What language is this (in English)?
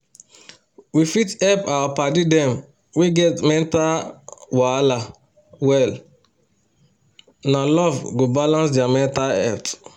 Nigerian Pidgin